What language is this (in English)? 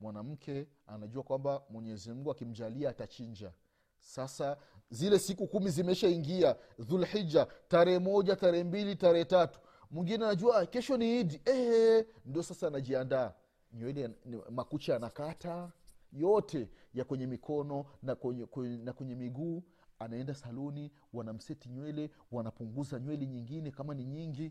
Swahili